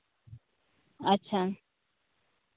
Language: Santali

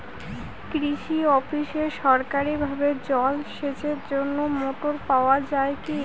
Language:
Bangla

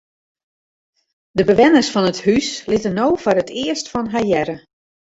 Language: Western Frisian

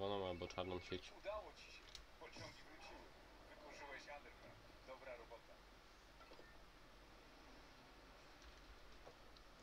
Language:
Polish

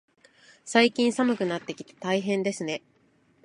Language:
Japanese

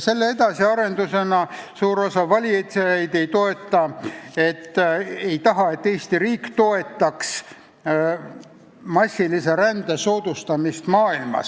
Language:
Estonian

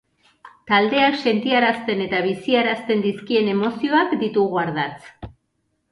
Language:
Basque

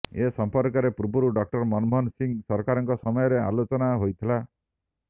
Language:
Odia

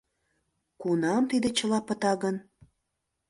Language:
Mari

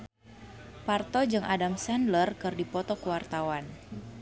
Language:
Sundanese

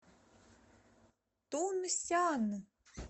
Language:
Russian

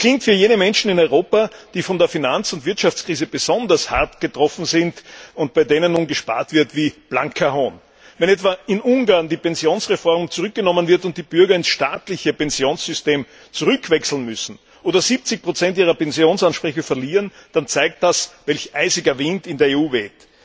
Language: German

